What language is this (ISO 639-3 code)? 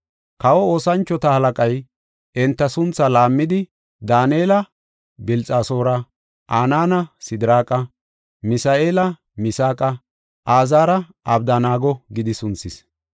gof